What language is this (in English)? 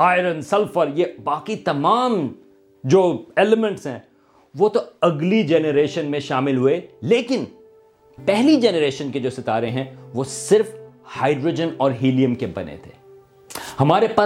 Urdu